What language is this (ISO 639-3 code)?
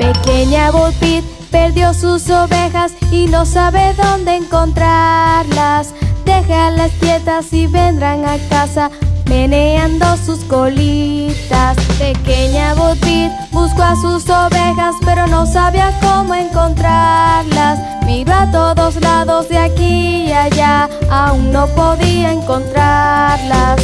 spa